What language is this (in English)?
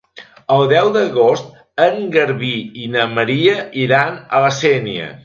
Catalan